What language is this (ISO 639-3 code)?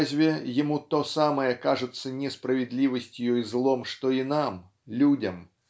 rus